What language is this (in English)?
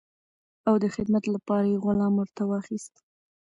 Pashto